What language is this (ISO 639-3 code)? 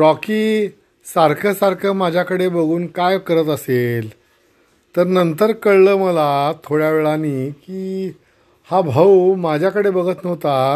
mar